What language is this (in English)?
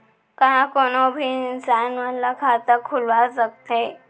Chhattisgarhi